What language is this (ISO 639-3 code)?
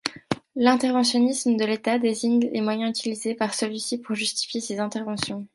fra